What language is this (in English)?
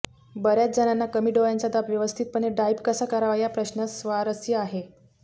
Marathi